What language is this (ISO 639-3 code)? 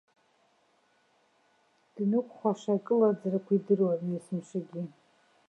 abk